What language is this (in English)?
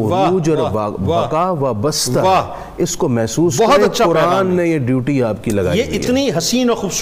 Urdu